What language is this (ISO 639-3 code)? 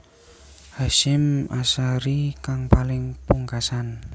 jav